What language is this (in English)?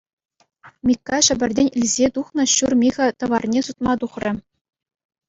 Chuvash